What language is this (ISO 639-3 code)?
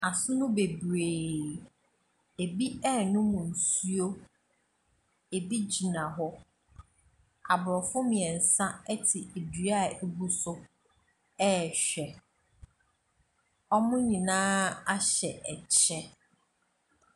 aka